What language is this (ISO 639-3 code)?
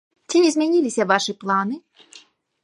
bel